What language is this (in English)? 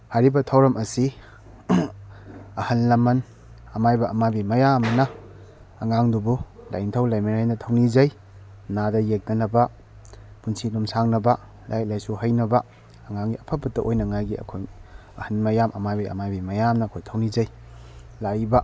Manipuri